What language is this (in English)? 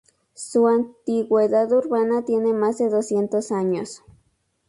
Spanish